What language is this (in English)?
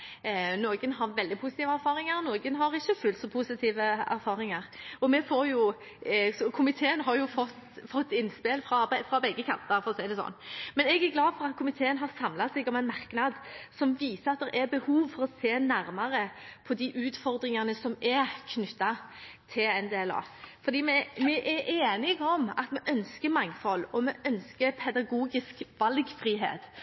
Norwegian Bokmål